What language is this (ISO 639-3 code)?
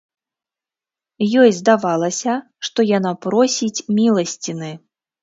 bel